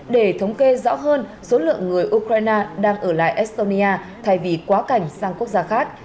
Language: Vietnamese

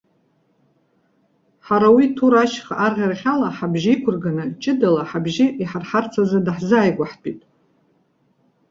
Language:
Abkhazian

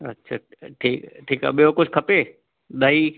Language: Sindhi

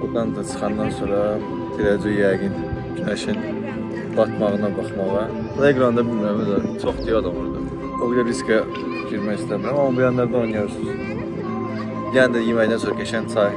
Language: Turkish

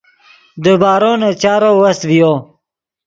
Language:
Yidgha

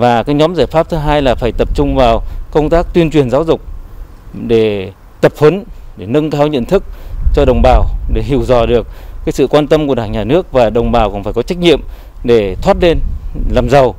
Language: Vietnamese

